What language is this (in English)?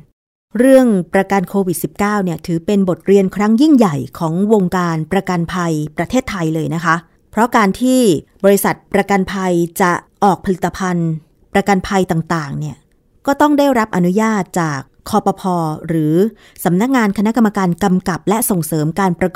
Thai